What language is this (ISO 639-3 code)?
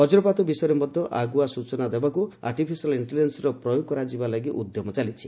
ori